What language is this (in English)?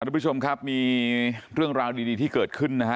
Thai